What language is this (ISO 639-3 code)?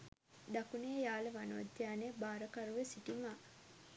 sin